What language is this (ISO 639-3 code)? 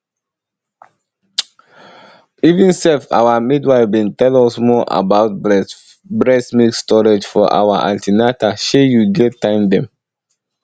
pcm